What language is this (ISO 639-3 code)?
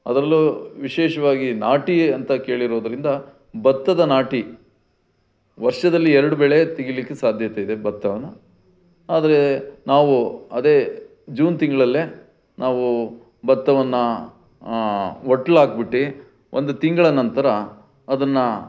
kan